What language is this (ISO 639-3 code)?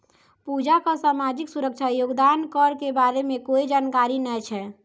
mai